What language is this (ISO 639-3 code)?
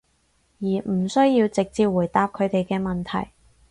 yue